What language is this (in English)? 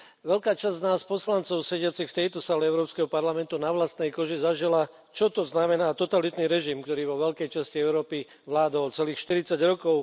Slovak